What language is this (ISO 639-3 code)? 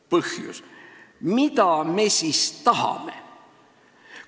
est